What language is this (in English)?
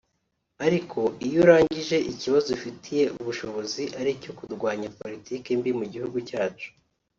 Kinyarwanda